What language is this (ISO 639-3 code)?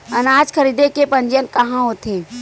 hne